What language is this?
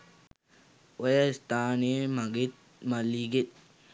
Sinhala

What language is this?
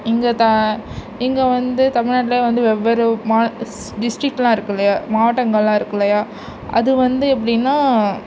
Tamil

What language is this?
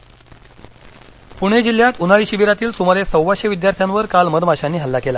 Marathi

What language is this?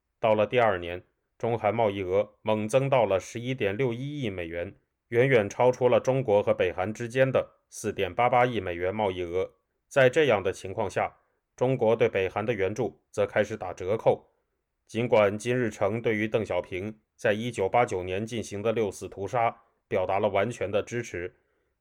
Chinese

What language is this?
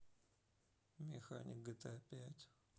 Russian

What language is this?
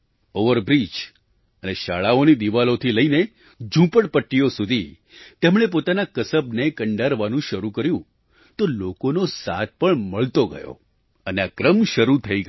Gujarati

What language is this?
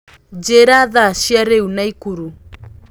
Kikuyu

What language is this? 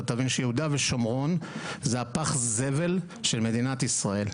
Hebrew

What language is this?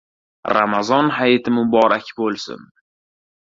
Uzbek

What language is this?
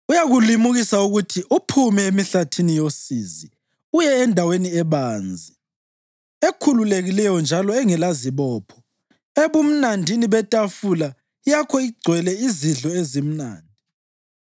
North Ndebele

